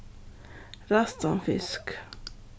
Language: Faroese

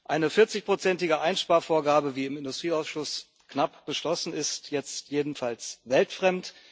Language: German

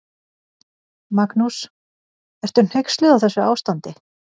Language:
Icelandic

